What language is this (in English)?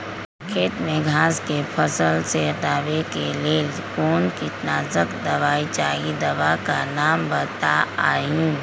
Magahi